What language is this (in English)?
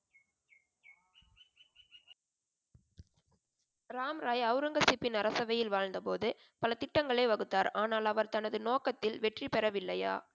Tamil